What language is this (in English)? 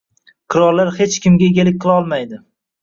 Uzbek